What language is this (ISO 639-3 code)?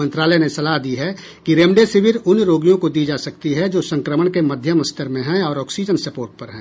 hin